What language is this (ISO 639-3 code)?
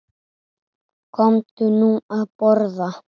isl